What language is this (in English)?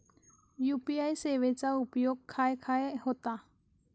Marathi